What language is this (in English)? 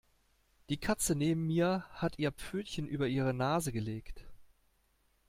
German